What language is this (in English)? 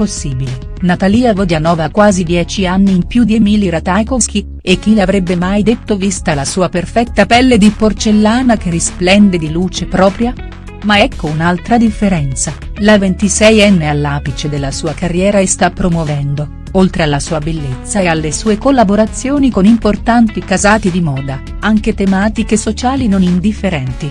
Italian